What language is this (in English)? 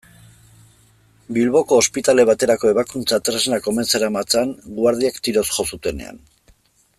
Basque